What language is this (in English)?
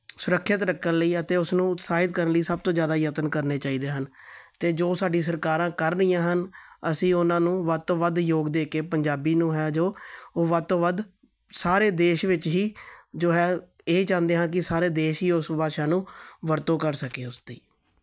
Punjabi